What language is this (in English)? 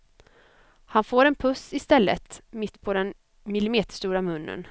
Swedish